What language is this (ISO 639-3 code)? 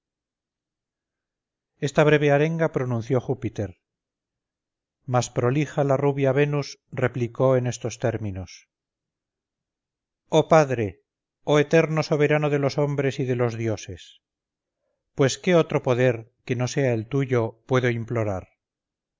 spa